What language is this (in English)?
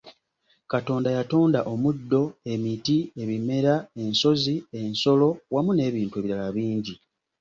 Ganda